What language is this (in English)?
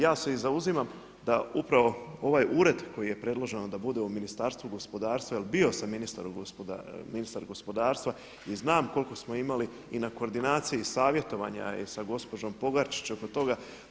Croatian